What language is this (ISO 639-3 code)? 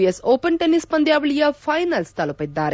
kan